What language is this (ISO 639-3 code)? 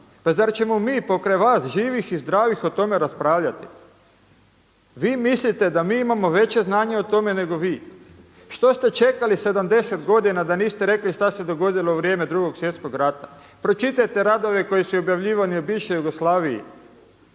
hrv